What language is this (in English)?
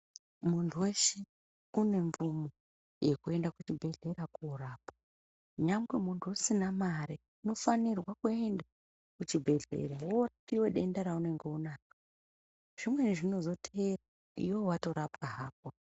Ndau